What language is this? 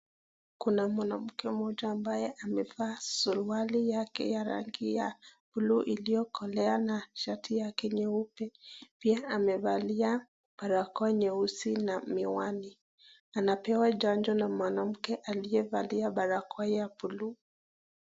Swahili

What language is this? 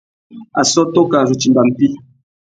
Tuki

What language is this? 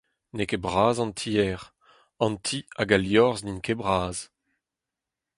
Breton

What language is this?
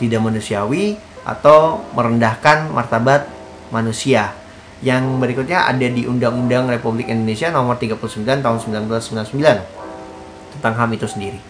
Indonesian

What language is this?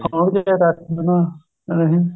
Punjabi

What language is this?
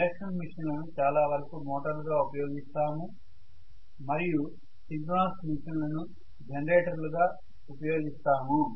Telugu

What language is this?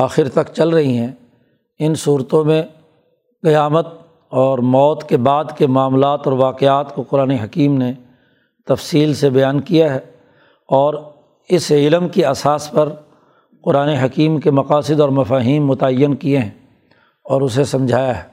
Urdu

